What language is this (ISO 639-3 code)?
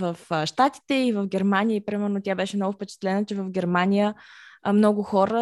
bul